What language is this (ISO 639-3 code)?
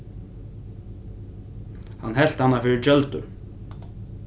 fao